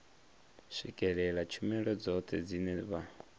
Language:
Venda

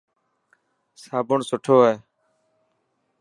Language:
Dhatki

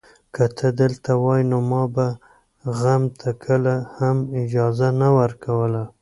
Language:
Pashto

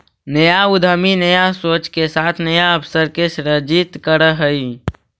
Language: Magahi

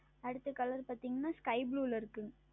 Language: Tamil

